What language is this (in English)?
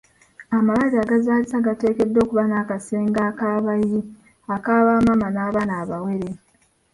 Ganda